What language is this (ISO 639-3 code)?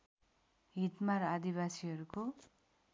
nep